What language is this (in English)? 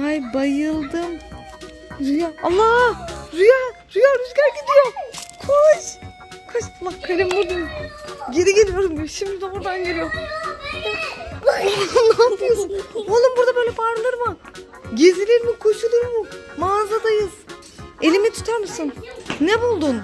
Turkish